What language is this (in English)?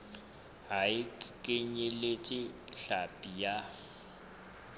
Southern Sotho